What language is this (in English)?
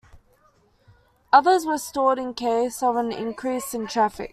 English